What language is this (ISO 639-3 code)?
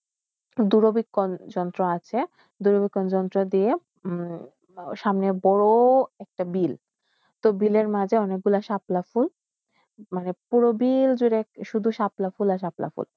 ben